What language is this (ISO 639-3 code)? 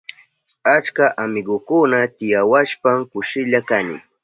qup